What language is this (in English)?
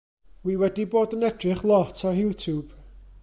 Welsh